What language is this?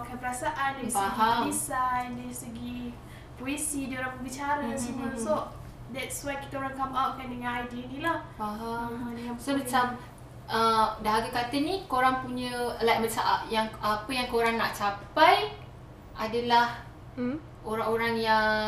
Malay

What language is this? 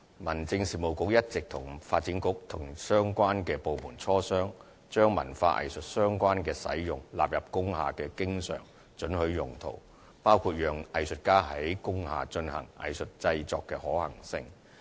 Cantonese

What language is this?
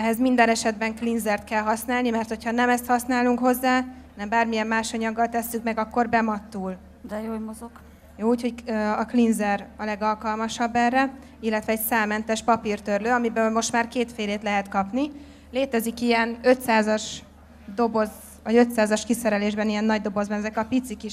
Hungarian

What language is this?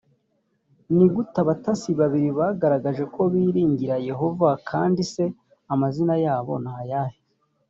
Kinyarwanda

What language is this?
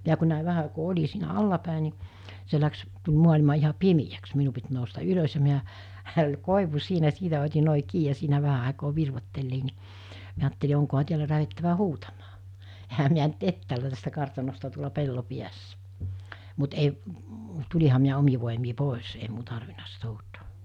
Finnish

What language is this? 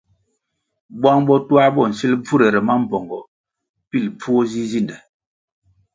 Kwasio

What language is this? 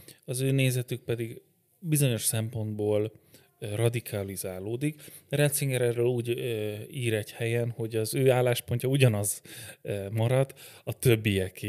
Hungarian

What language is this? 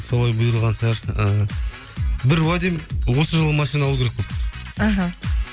Kazakh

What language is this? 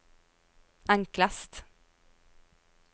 Norwegian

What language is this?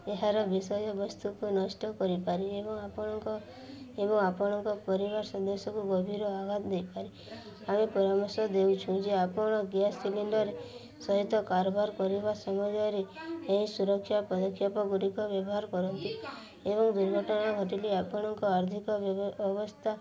Odia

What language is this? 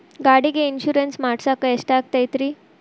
Kannada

